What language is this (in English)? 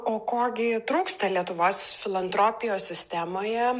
Lithuanian